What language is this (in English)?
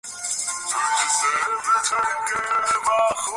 Bangla